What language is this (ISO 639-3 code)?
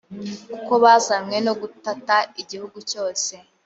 kin